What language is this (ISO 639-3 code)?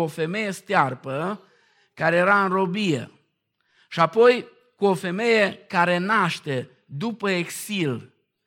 ron